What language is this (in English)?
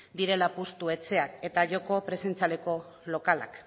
Basque